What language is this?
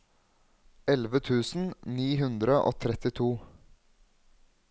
Norwegian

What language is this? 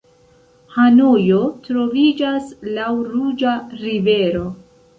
Esperanto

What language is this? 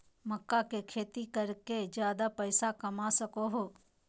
Magahi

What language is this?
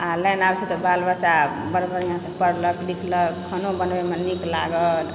Maithili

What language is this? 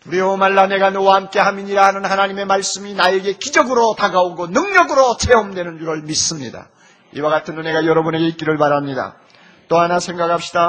Korean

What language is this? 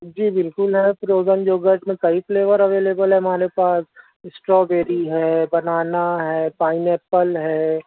Urdu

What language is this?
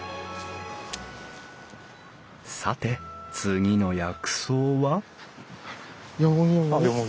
Japanese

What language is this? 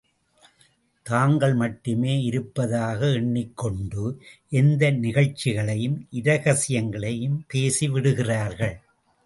Tamil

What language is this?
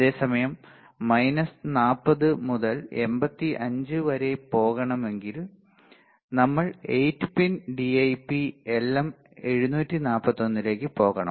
Malayalam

